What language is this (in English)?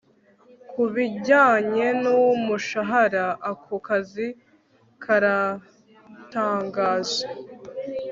Kinyarwanda